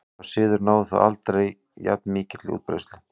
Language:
Icelandic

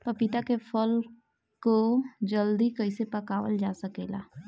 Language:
Bhojpuri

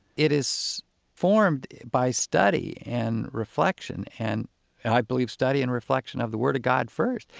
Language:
English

